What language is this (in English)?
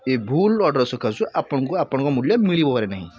Odia